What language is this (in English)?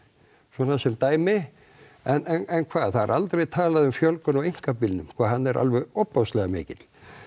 Icelandic